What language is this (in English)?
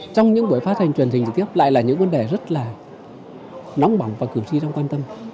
Vietnamese